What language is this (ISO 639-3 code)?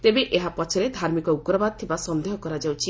ori